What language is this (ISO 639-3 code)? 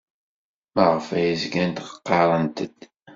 kab